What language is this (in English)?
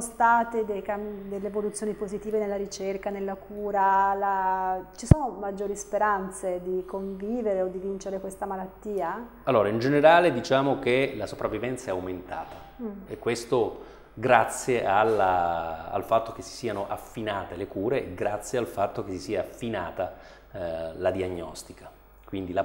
Italian